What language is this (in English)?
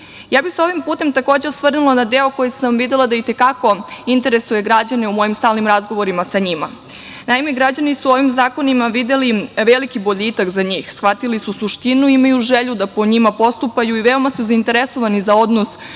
Serbian